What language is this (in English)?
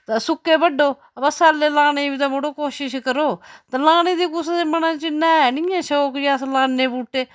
Dogri